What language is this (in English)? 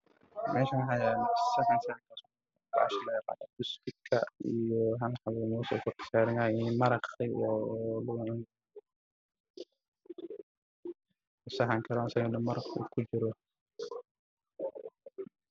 Somali